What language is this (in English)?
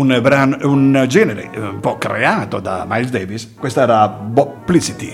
Italian